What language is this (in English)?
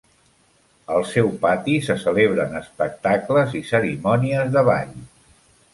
Catalan